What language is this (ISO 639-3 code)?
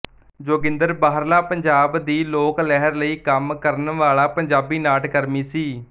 pan